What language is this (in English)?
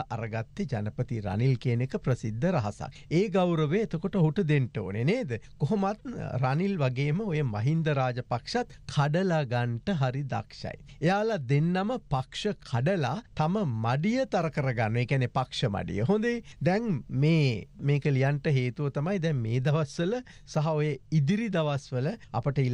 Hindi